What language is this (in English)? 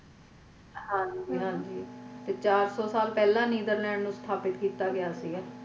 Punjabi